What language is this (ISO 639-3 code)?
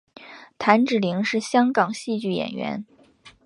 zho